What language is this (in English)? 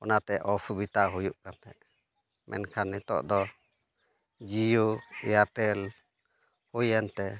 Santali